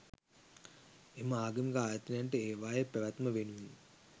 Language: Sinhala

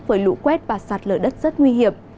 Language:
Vietnamese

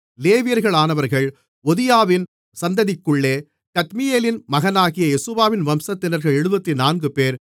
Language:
Tamil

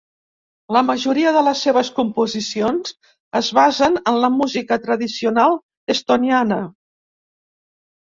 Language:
Catalan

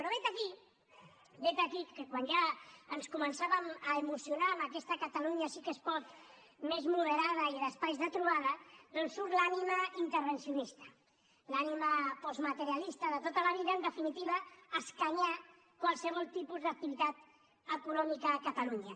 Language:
Catalan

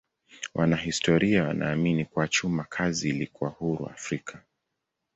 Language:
Swahili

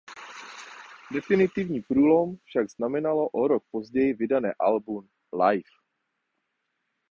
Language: Czech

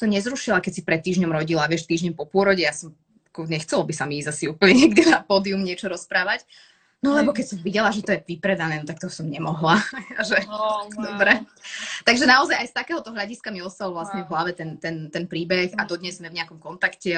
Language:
Slovak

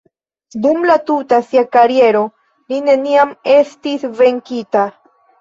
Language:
Esperanto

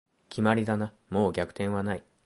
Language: Japanese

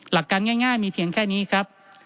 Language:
Thai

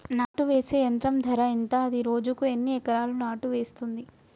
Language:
Telugu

